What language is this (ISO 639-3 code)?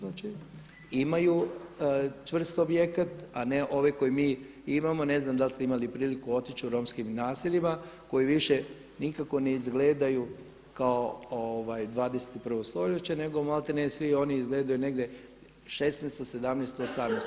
hrv